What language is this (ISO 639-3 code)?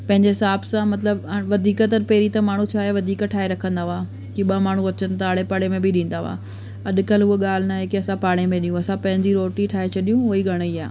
snd